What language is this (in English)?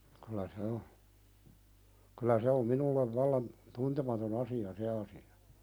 Finnish